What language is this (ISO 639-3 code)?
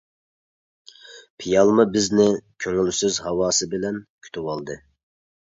uig